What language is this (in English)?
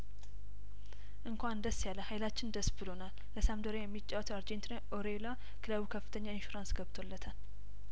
Amharic